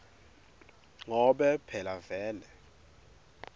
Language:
Swati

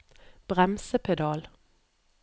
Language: Norwegian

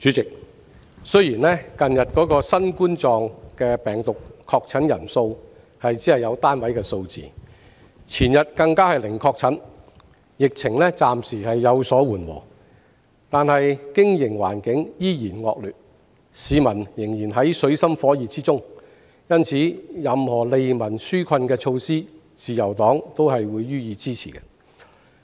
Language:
Cantonese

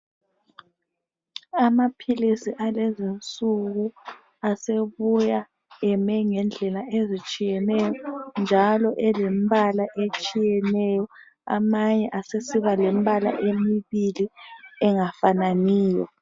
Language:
North Ndebele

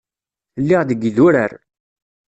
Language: Kabyle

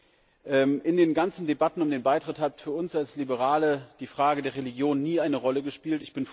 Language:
German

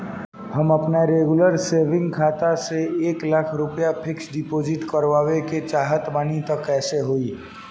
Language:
Bhojpuri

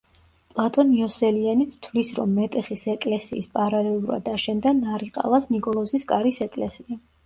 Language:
Georgian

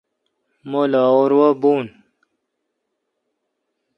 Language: Kalkoti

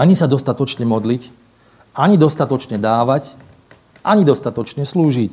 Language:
Slovak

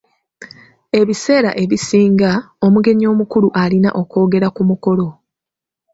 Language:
Ganda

